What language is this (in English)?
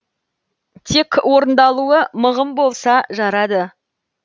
Kazakh